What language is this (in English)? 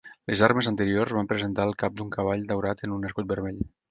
Catalan